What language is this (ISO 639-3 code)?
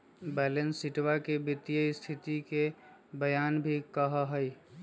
mag